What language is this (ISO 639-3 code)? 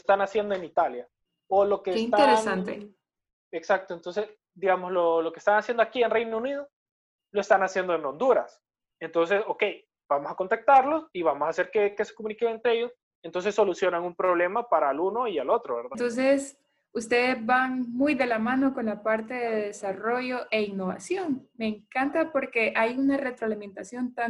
spa